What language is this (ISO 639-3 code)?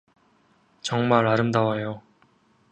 kor